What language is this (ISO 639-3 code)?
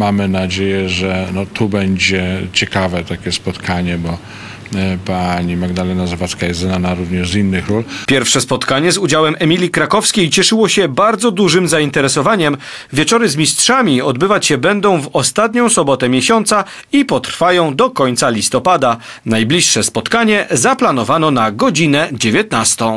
pol